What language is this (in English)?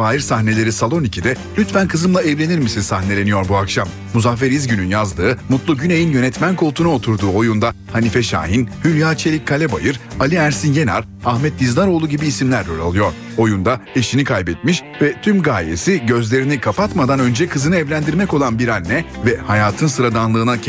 Turkish